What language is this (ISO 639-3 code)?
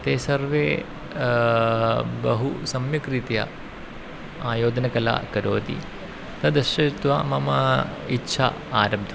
san